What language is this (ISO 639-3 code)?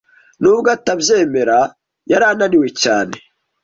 kin